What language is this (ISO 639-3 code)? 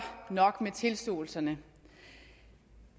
dan